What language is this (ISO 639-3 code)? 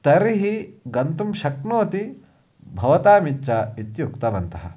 san